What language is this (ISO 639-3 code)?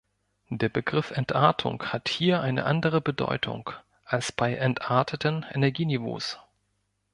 deu